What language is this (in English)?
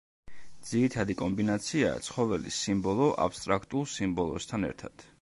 Georgian